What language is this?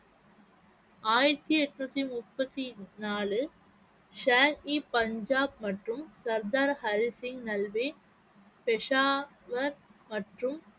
Tamil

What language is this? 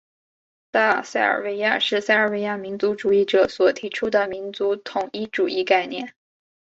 Chinese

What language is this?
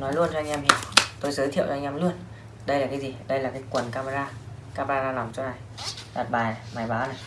Vietnamese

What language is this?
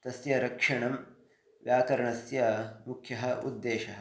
Sanskrit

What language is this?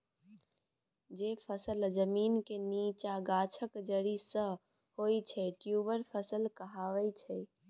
Maithili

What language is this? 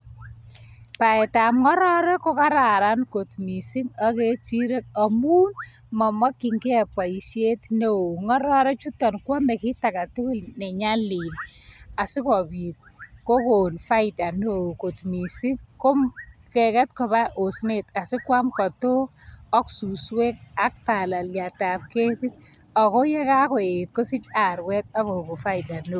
Kalenjin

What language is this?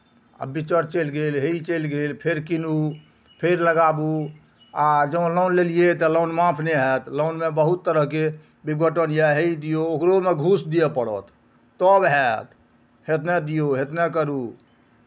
Maithili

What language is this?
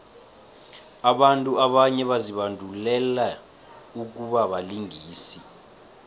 South Ndebele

